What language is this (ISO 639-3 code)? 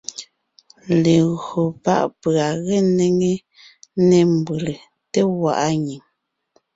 nnh